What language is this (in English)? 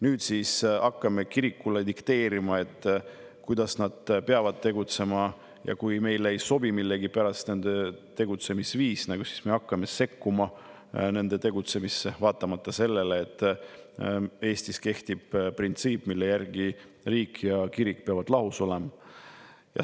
Estonian